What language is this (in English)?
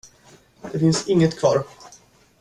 Swedish